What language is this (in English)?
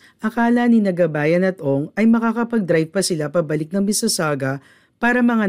Filipino